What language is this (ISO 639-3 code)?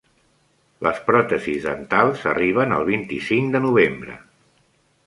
cat